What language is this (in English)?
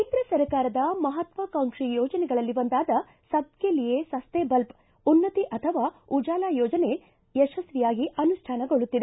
Kannada